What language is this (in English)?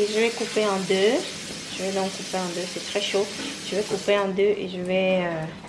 French